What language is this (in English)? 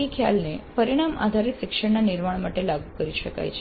Gujarati